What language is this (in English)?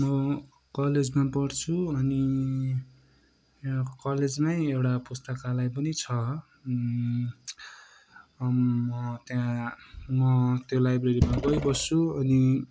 Nepali